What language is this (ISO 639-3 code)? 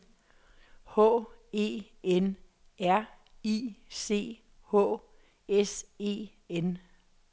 dan